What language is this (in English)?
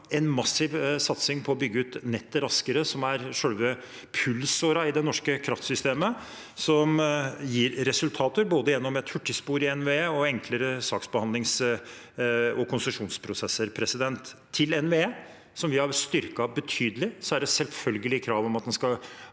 Norwegian